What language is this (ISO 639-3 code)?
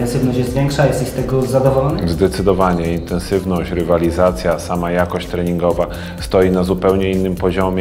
pol